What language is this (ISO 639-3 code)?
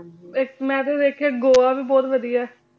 pan